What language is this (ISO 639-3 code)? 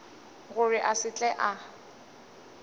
nso